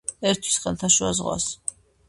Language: Georgian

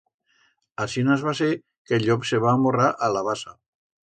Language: Aragonese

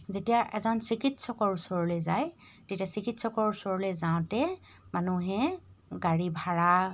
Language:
Assamese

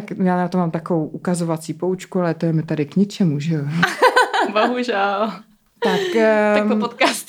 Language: Czech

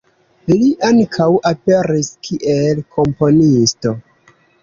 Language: Esperanto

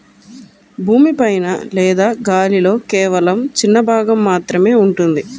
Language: Telugu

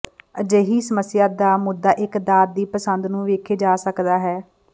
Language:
Punjabi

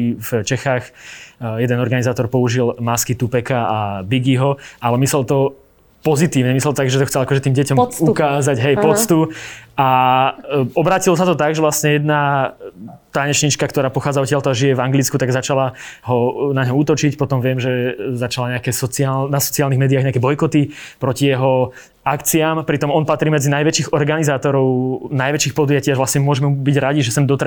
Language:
Slovak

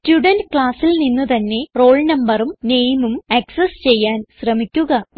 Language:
Malayalam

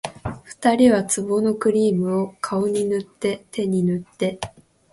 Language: Japanese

